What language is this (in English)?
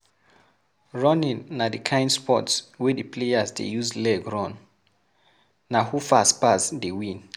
Nigerian Pidgin